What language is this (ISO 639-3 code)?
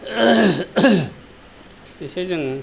brx